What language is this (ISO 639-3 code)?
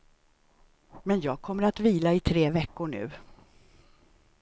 swe